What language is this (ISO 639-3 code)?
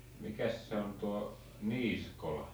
fin